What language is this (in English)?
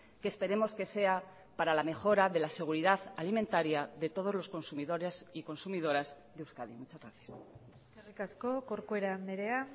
Spanish